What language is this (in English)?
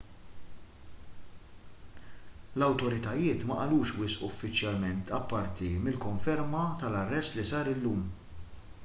Maltese